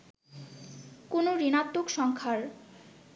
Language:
Bangla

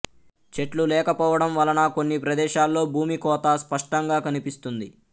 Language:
Telugu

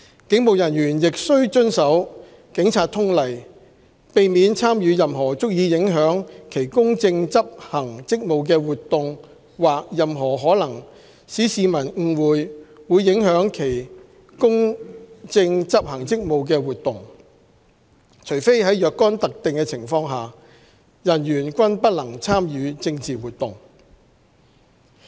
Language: Cantonese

